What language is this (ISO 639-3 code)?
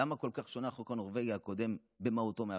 heb